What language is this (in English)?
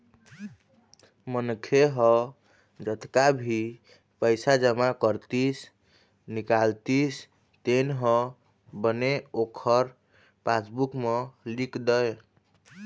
Chhattisgarhi